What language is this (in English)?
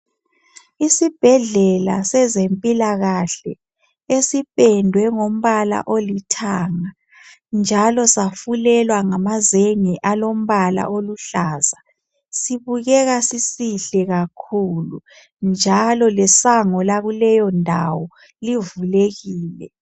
North Ndebele